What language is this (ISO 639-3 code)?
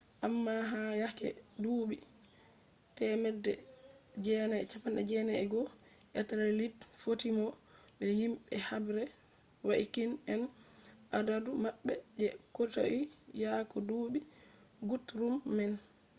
ful